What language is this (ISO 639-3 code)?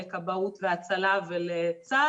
heb